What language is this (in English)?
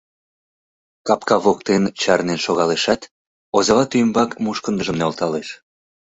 Mari